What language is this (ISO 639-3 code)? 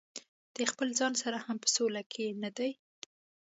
pus